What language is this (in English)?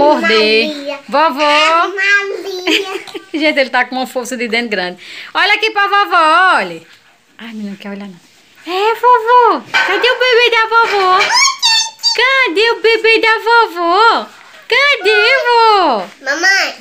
Portuguese